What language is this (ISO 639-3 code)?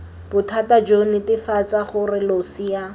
tsn